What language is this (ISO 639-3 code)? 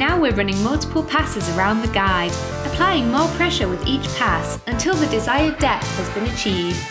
eng